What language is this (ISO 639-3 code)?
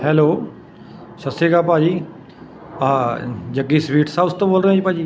pan